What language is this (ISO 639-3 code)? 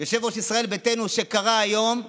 heb